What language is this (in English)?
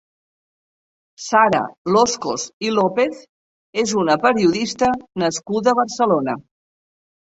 Catalan